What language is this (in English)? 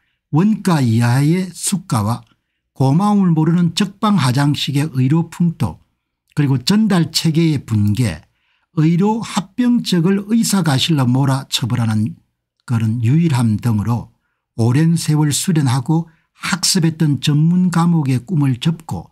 Korean